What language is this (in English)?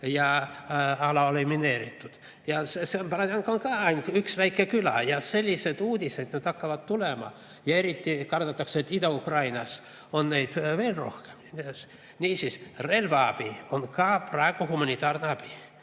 Estonian